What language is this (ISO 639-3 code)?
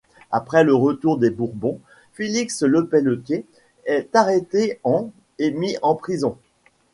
fra